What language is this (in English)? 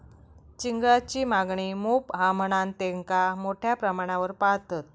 Marathi